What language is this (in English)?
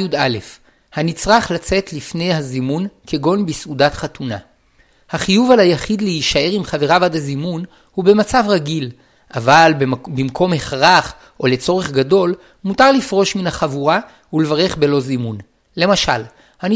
Hebrew